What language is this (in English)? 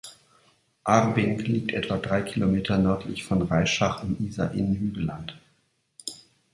German